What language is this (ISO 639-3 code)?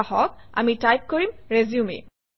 asm